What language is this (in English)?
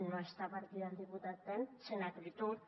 Catalan